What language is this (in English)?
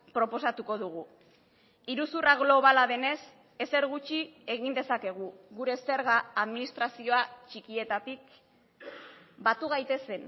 Basque